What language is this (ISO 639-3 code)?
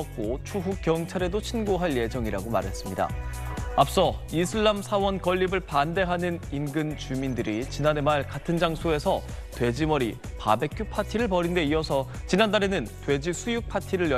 kor